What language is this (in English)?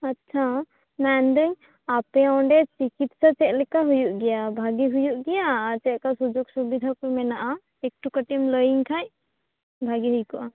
Santali